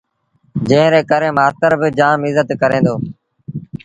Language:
Sindhi Bhil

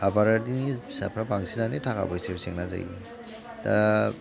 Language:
Bodo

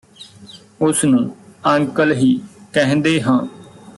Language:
Punjabi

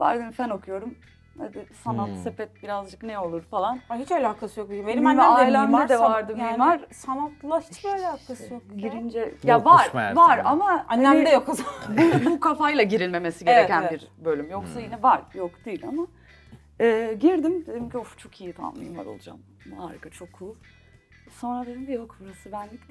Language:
Turkish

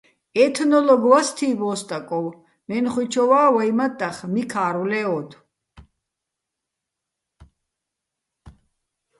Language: Bats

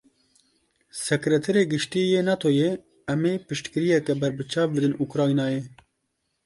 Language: Kurdish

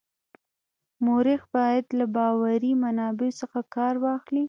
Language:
Pashto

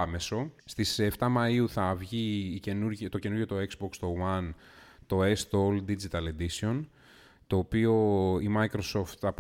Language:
Greek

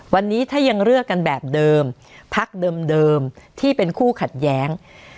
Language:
Thai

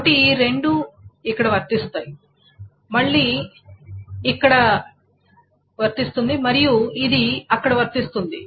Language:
Telugu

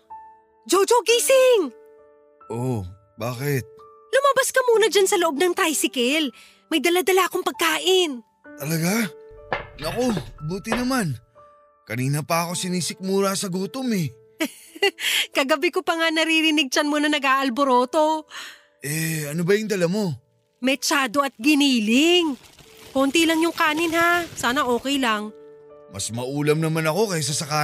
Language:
Filipino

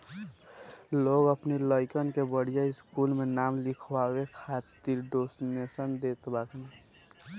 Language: Bhojpuri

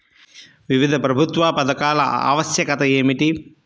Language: Telugu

